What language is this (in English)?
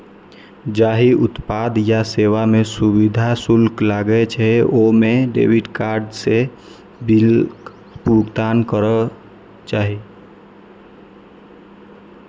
Maithili